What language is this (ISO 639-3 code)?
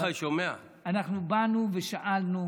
heb